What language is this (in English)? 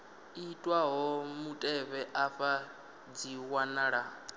Venda